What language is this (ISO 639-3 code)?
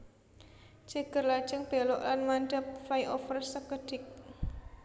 jav